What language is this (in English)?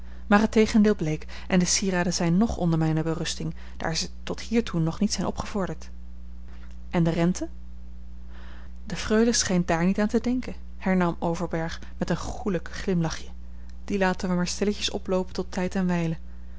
Dutch